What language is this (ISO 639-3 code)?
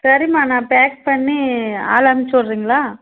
tam